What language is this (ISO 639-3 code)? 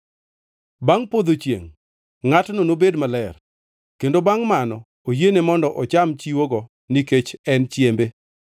luo